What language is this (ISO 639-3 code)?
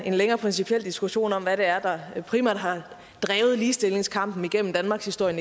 dan